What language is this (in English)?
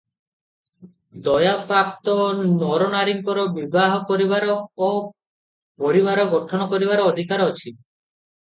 Odia